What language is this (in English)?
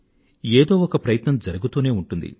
Telugu